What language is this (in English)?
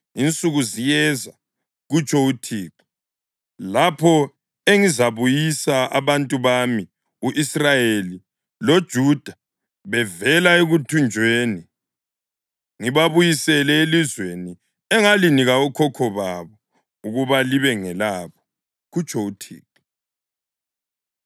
North Ndebele